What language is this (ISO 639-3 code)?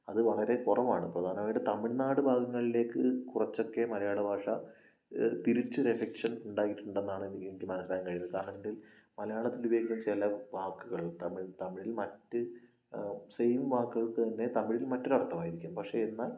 mal